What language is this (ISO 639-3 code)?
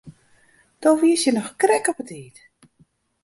fry